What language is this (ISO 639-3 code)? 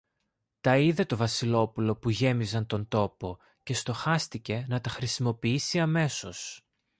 ell